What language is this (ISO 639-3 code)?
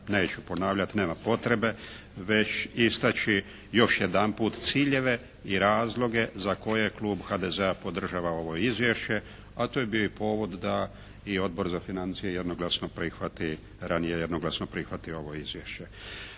hrv